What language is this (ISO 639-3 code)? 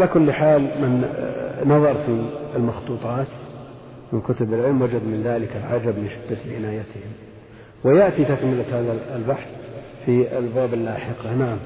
ara